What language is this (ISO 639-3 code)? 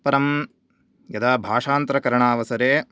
san